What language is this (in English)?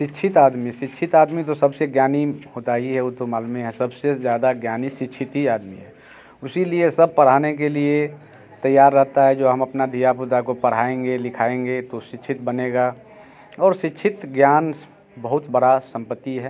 Hindi